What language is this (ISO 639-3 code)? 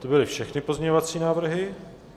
ces